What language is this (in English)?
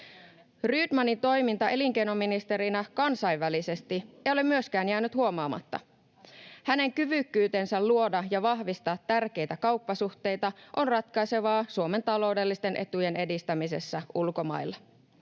Finnish